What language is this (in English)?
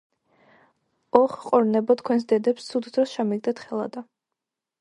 Georgian